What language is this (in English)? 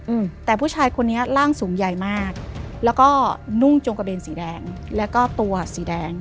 Thai